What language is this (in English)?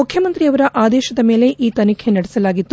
Kannada